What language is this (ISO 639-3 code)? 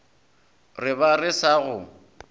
nso